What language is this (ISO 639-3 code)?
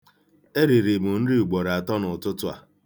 ibo